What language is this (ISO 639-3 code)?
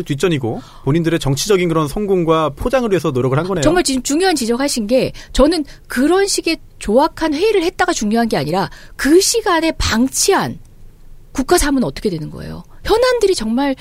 kor